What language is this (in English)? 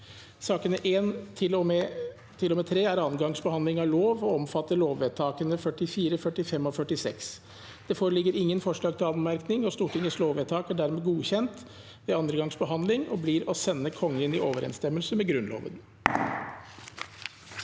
Norwegian